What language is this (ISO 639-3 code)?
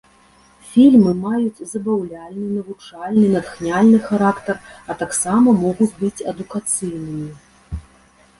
bel